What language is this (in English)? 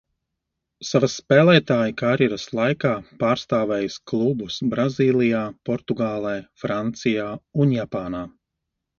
Latvian